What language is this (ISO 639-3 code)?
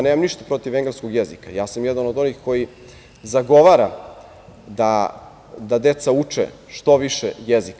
srp